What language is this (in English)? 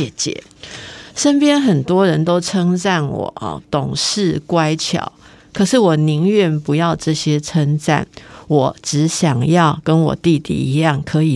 Chinese